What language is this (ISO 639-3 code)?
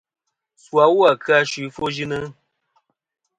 bkm